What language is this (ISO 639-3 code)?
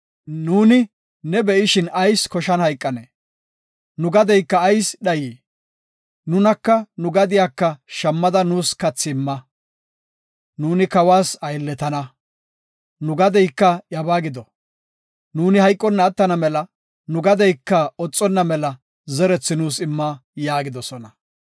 gof